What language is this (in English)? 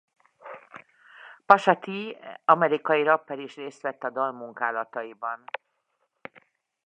Hungarian